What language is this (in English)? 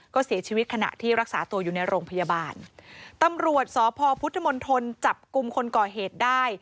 Thai